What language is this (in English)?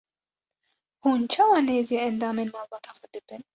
Kurdish